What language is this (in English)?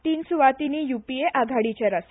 Konkani